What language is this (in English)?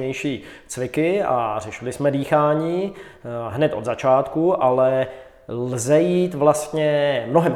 Czech